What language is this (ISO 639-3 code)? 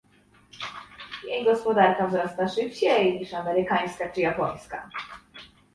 pol